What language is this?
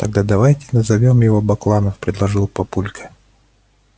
Russian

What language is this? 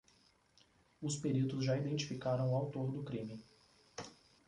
Portuguese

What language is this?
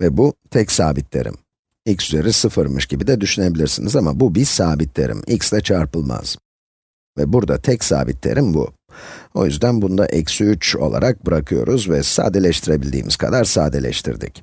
Turkish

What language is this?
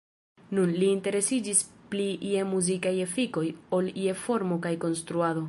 Esperanto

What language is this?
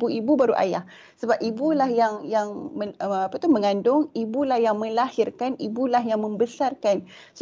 Malay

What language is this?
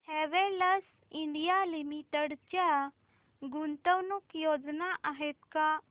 Marathi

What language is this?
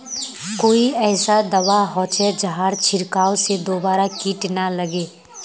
Magahi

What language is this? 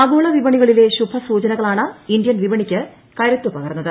Malayalam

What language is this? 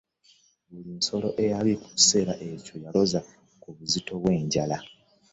Ganda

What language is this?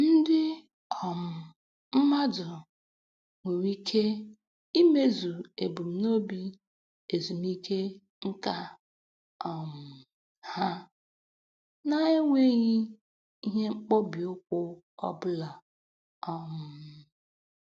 Igbo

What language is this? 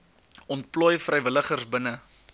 Afrikaans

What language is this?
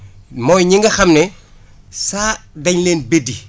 Wolof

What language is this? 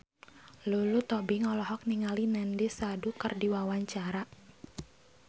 Sundanese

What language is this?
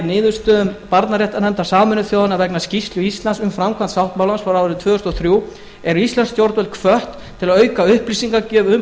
Icelandic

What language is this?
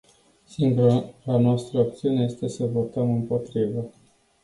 Romanian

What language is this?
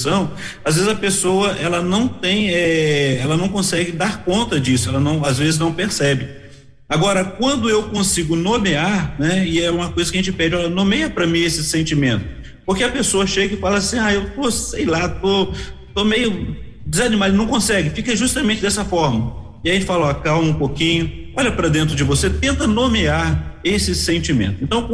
Portuguese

